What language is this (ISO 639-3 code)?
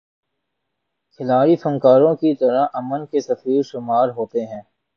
urd